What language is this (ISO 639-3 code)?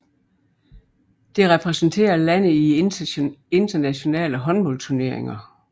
dan